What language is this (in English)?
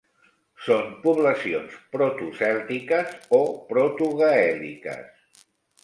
Catalan